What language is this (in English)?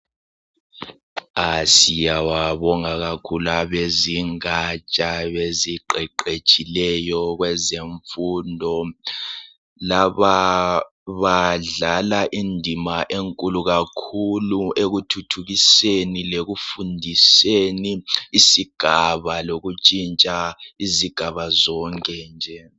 North Ndebele